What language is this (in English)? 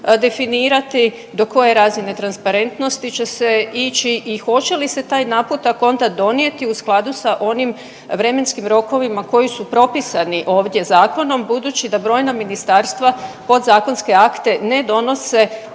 Croatian